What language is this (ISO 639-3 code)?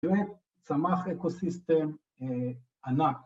heb